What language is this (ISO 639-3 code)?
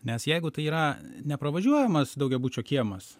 lit